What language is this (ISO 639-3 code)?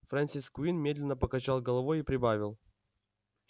rus